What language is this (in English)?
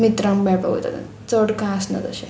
Konkani